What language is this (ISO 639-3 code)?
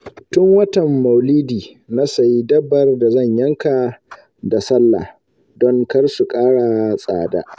hau